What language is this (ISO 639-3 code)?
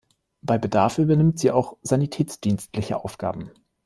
deu